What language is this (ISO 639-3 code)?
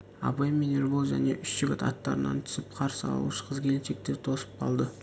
kaz